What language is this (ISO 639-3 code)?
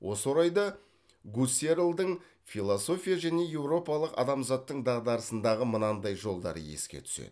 kaz